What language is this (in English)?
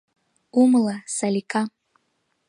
Mari